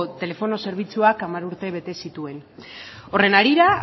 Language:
Basque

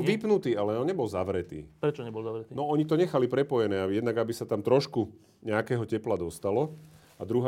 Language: Slovak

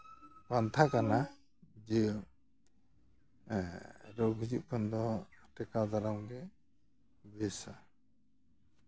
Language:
Santali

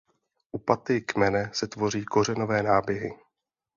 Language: Czech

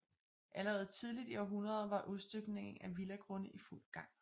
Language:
Danish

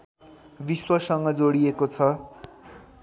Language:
Nepali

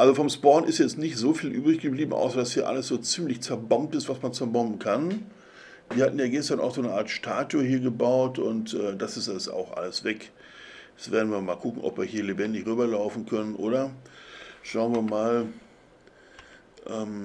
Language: German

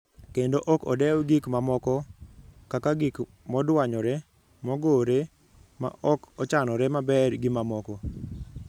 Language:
Luo (Kenya and Tanzania)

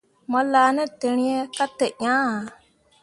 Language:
Mundang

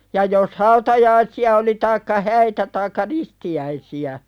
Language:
Finnish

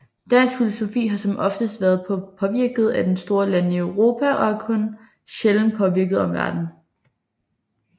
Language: Danish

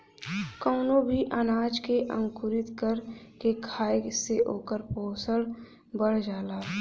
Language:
Bhojpuri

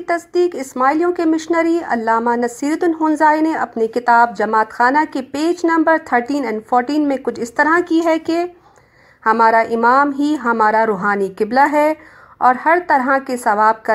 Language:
Urdu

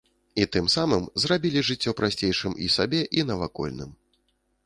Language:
Belarusian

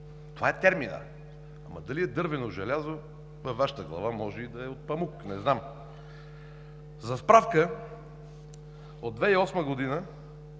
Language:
Bulgarian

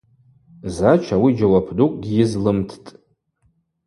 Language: Abaza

